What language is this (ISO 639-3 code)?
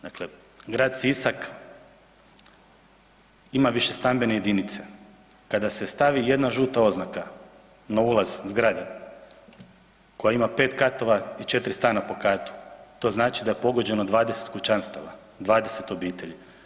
hrv